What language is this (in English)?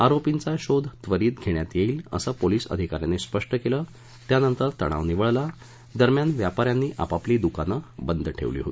Marathi